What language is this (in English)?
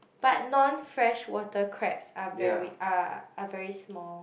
English